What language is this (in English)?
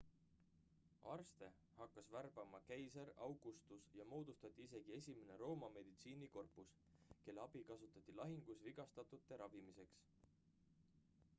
Estonian